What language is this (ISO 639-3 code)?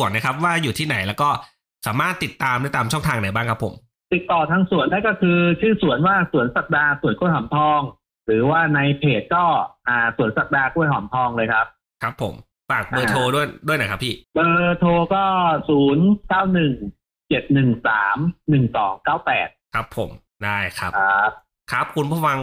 tha